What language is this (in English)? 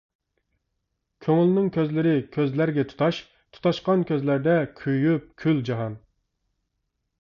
Uyghur